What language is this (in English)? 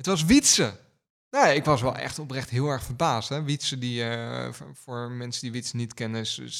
Dutch